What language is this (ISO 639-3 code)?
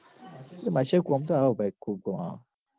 guj